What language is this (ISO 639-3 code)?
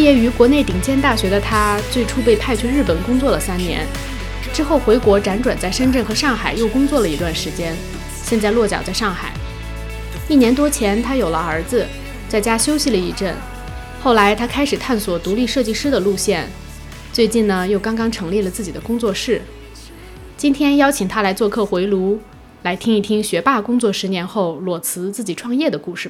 zho